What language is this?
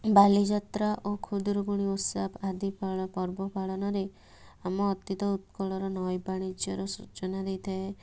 Odia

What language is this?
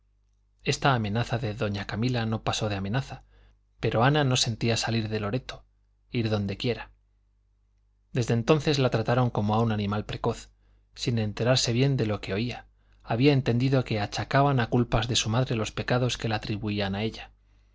Spanish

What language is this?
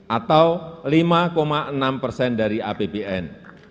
Indonesian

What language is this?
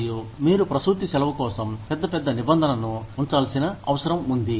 Telugu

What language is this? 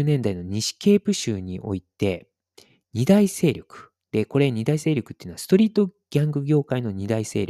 Japanese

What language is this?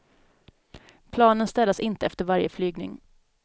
Swedish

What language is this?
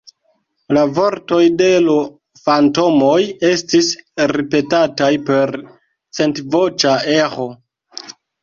Esperanto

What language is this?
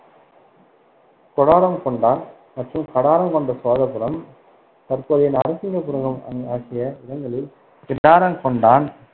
Tamil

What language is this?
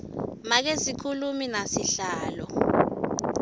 Swati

